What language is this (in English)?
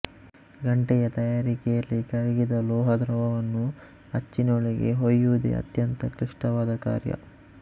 Kannada